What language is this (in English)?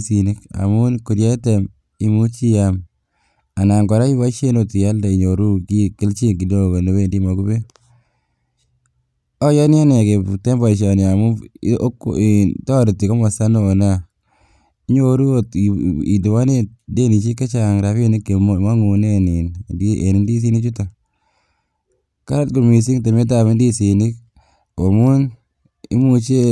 Kalenjin